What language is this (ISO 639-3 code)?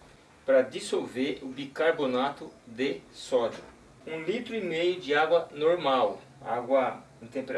por